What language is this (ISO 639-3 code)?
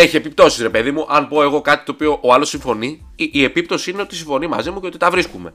ell